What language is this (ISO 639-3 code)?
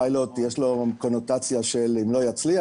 heb